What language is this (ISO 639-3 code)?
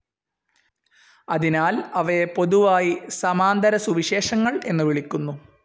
mal